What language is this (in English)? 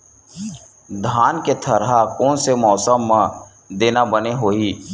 Chhattisgarhi